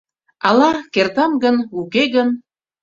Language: Mari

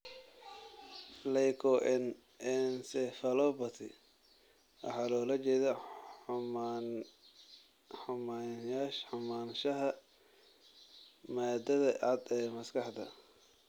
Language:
Somali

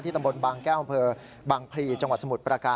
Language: Thai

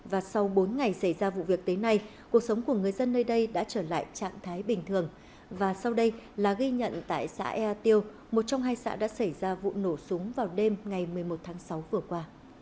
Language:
Vietnamese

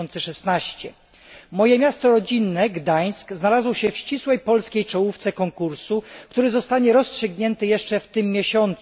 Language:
Polish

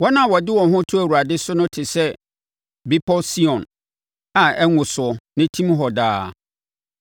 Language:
Akan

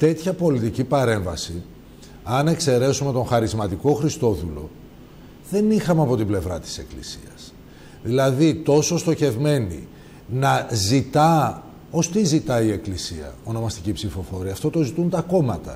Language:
Greek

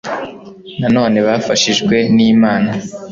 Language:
Kinyarwanda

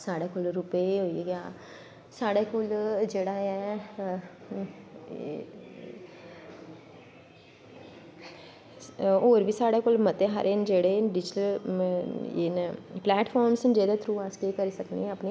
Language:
Dogri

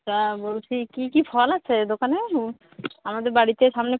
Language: Bangla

